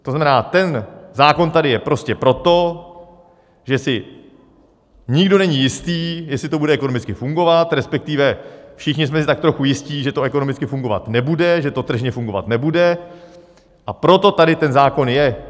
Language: Czech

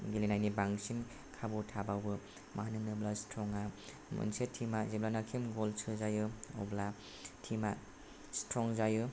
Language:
Bodo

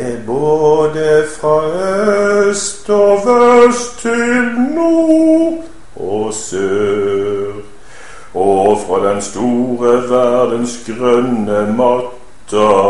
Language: Danish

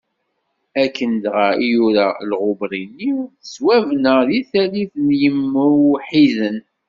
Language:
Kabyle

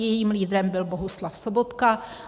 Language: Czech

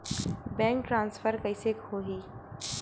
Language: Chhattisgarhi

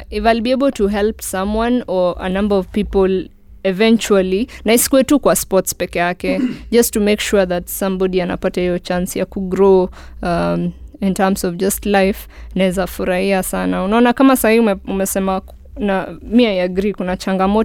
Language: Swahili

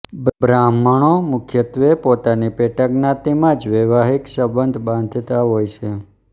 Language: Gujarati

